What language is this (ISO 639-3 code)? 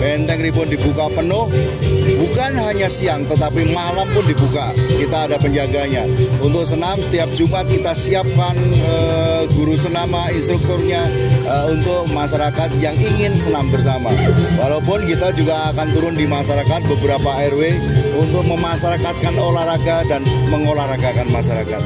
ind